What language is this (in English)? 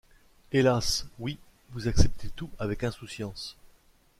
French